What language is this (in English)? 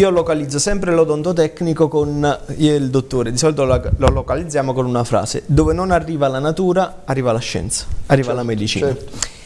Italian